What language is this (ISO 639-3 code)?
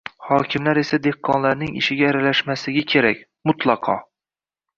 uzb